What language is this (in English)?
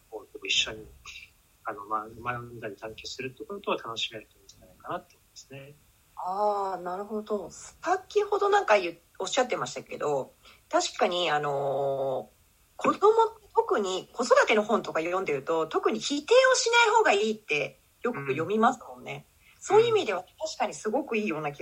Japanese